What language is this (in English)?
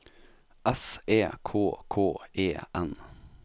Norwegian